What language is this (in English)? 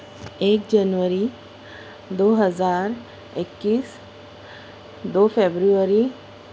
Urdu